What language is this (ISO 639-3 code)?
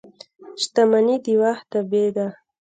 pus